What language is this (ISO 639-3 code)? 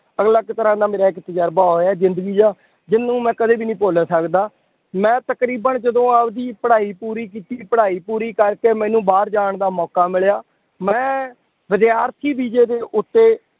pan